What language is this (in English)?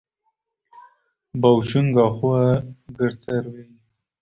Kurdish